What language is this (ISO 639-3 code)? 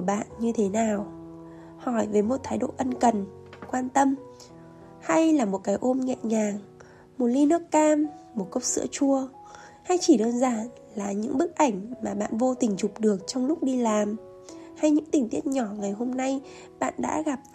vie